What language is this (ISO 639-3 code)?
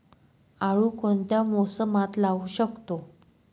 mar